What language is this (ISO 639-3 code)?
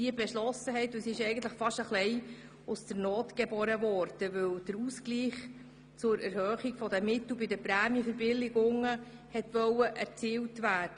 gsw